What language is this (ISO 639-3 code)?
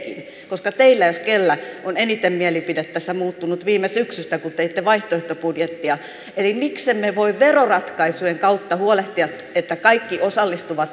fin